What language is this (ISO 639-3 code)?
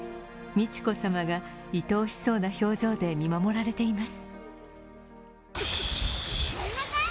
jpn